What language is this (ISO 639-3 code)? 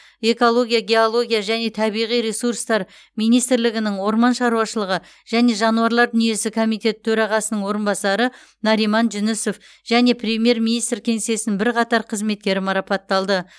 kaz